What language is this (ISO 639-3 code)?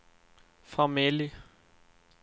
swe